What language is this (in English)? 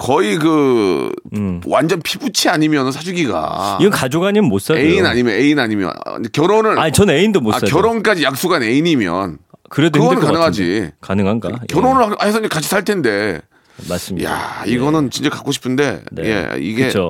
Korean